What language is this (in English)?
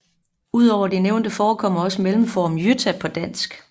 Danish